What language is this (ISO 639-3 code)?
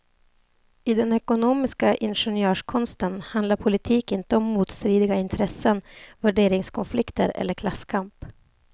swe